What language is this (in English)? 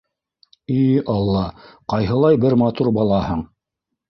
Bashkir